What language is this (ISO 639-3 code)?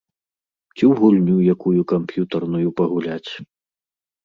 bel